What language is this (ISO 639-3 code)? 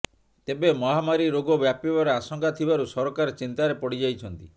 ori